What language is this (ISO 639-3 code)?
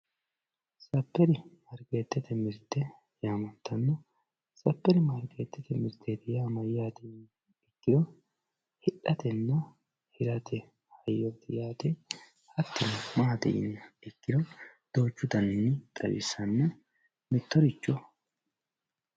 sid